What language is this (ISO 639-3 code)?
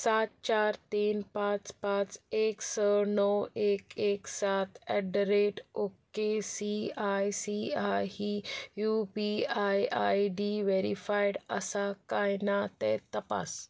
kok